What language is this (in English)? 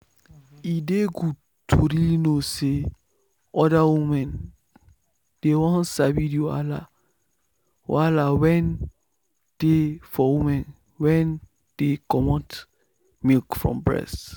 Nigerian Pidgin